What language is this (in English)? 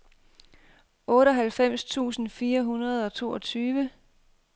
Danish